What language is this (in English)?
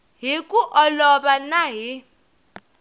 Tsonga